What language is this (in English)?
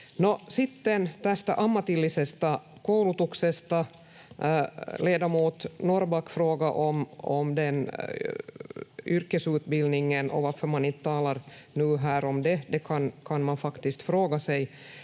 Finnish